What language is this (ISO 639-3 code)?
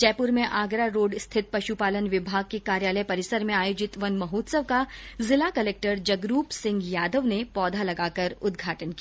hin